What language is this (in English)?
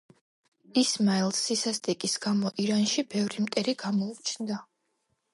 Georgian